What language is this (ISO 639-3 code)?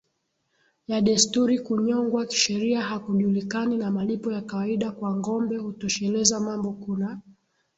swa